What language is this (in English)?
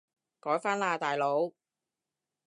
Cantonese